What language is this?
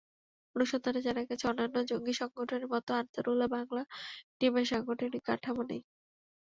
Bangla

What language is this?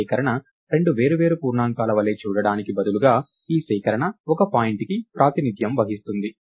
Telugu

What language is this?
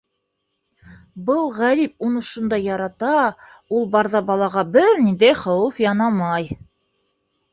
Bashkir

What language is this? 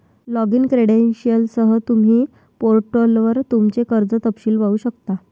Marathi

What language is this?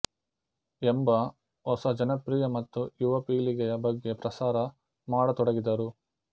Kannada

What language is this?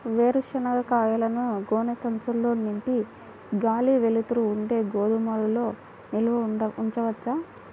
Telugu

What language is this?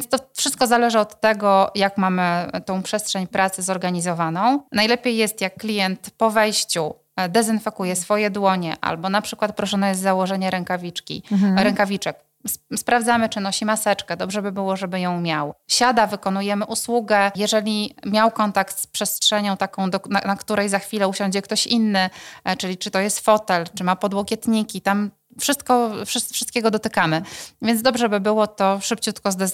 Polish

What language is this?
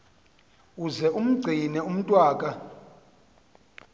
Xhosa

